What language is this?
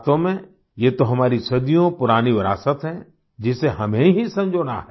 Hindi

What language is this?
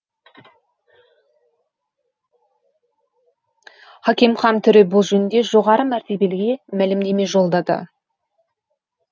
Kazakh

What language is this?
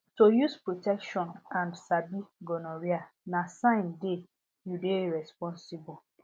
Nigerian Pidgin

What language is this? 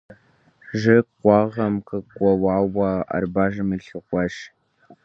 Kabardian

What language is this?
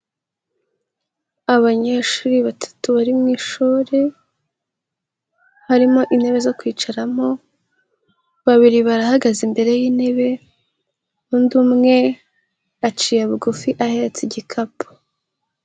Kinyarwanda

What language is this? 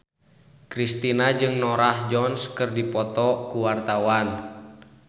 Sundanese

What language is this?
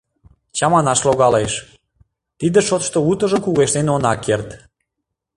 Mari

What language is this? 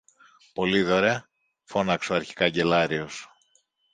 Greek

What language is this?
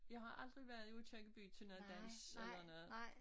Danish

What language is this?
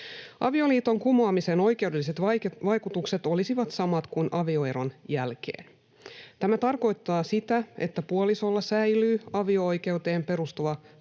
Finnish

